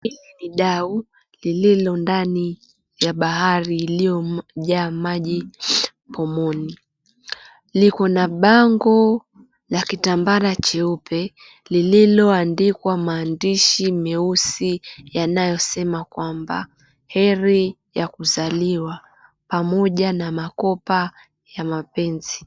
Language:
Swahili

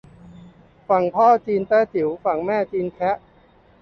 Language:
Thai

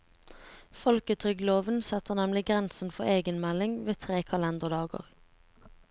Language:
Norwegian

